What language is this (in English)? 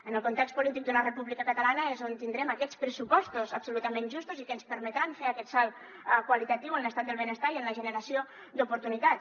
Catalan